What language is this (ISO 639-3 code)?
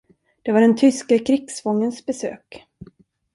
swe